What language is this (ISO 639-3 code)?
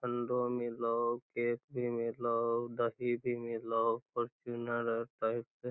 mag